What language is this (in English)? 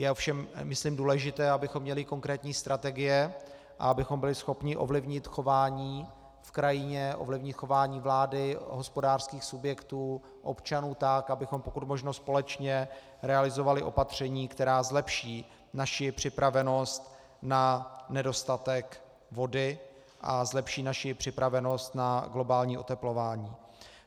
Czech